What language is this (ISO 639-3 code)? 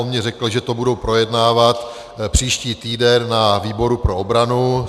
ces